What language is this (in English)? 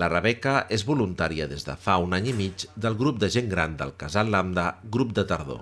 Catalan